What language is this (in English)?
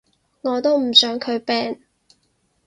Cantonese